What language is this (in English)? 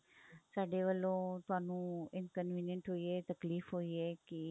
Punjabi